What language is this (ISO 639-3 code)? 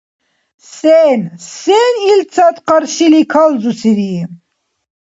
dar